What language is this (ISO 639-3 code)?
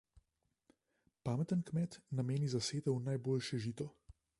slv